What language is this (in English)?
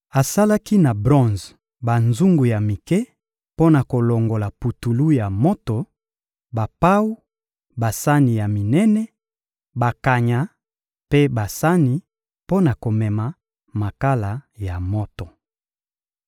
Lingala